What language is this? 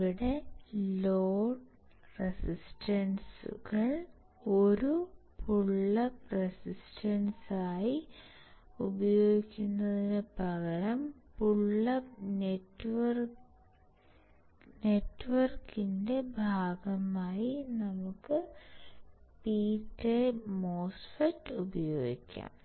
Malayalam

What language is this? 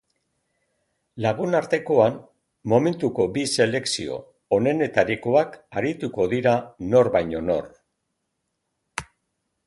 Basque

